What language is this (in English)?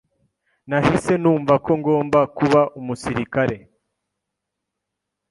Kinyarwanda